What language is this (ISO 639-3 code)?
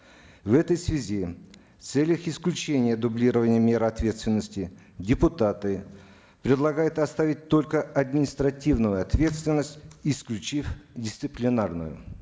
kaz